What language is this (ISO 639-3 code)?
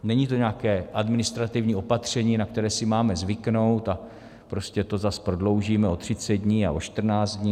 ces